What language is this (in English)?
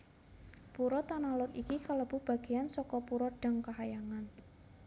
Javanese